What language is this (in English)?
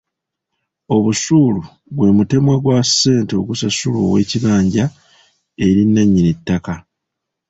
Ganda